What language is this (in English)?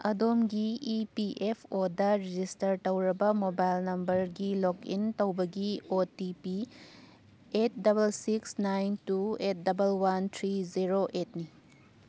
Manipuri